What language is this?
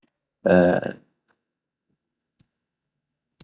Najdi Arabic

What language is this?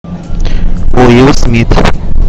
Russian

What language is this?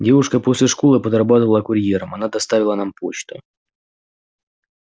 Russian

